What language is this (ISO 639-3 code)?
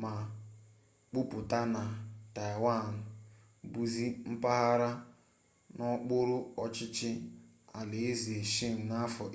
ibo